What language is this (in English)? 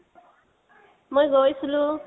Assamese